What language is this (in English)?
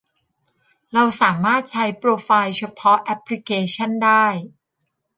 Thai